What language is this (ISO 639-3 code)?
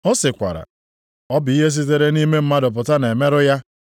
ibo